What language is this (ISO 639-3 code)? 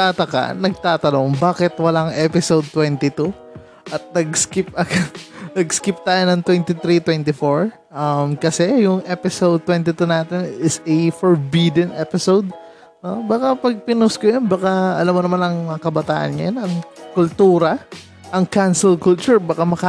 fil